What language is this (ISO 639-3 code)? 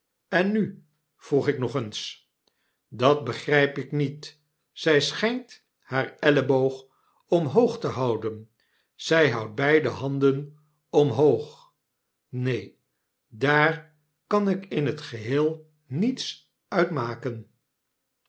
nld